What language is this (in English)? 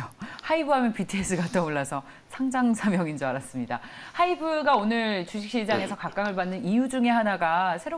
Korean